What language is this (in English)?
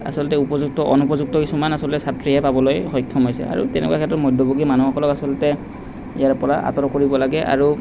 Assamese